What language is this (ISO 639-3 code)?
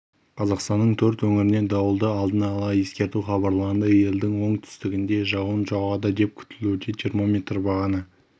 kaz